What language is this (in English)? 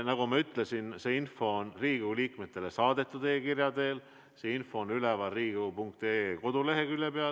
Estonian